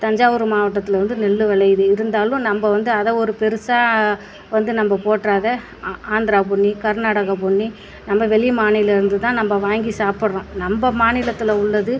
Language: Tamil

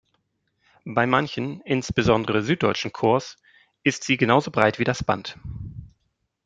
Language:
German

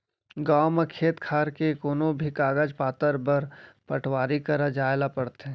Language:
Chhattisgarhi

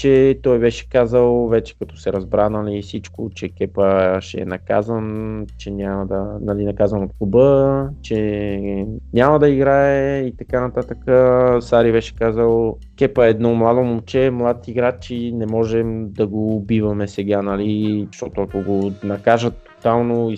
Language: Bulgarian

